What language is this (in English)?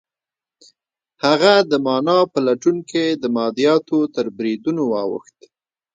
Pashto